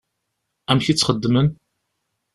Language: Kabyle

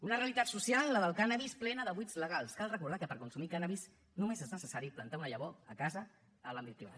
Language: Catalan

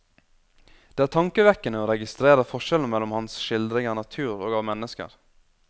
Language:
Norwegian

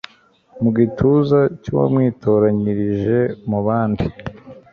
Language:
Kinyarwanda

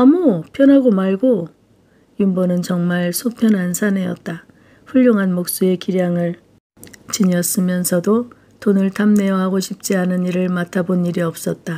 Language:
Korean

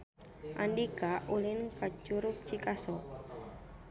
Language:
Sundanese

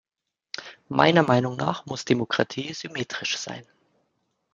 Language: German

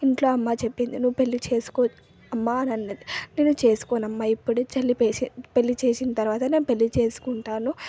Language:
Telugu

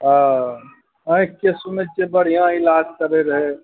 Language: Maithili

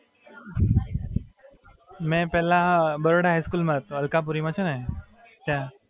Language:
Gujarati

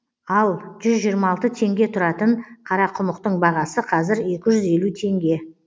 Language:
Kazakh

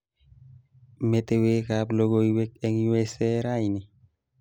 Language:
Kalenjin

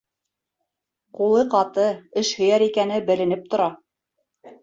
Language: Bashkir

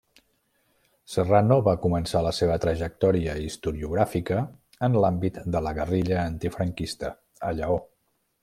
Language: Catalan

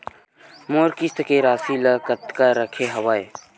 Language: Chhattisgarhi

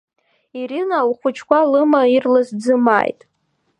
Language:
Abkhazian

